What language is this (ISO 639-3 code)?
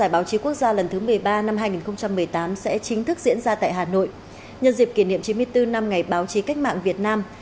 vie